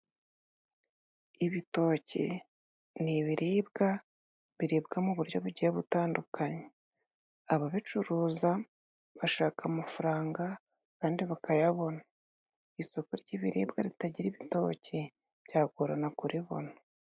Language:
Kinyarwanda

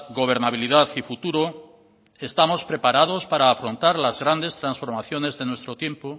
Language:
Spanish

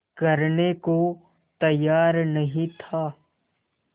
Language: Hindi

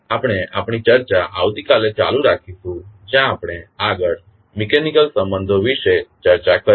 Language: Gujarati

